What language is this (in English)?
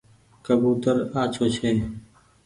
Goaria